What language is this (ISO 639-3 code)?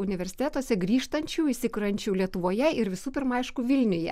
lit